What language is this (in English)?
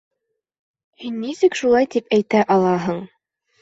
Bashkir